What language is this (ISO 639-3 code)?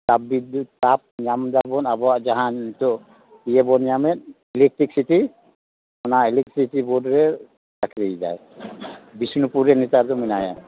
sat